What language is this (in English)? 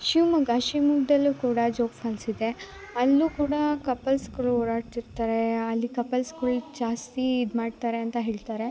Kannada